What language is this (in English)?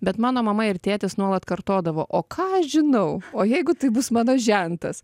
Lithuanian